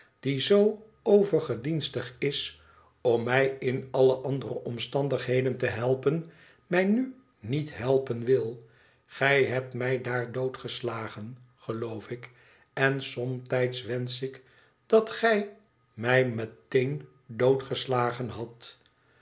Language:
Dutch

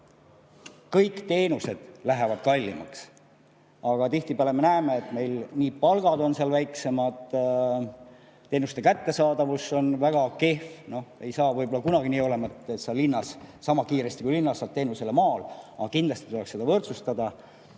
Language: Estonian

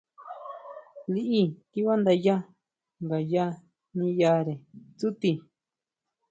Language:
Huautla Mazatec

